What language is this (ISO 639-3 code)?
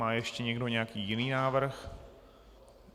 ces